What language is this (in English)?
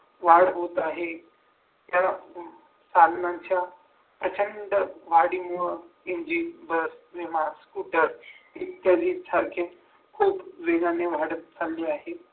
Marathi